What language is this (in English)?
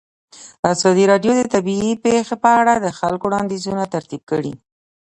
Pashto